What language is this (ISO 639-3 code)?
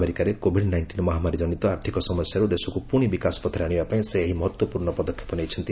ori